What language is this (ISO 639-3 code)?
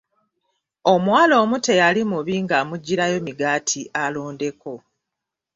lug